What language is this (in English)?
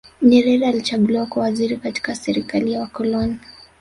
Swahili